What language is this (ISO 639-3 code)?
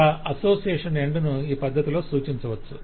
tel